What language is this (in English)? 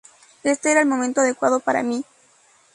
Spanish